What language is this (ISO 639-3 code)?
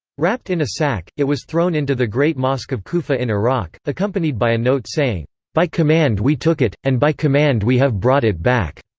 eng